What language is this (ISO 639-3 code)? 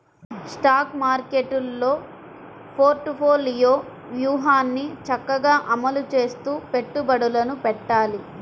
tel